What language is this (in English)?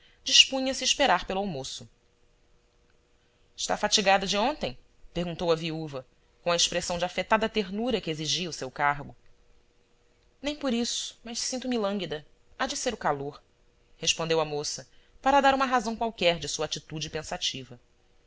Portuguese